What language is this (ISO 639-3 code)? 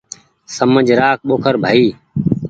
gig